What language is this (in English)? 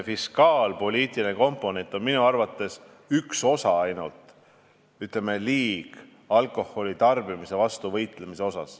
Estonian